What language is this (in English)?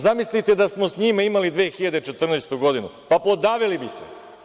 Serbian